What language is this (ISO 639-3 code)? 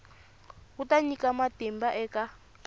tso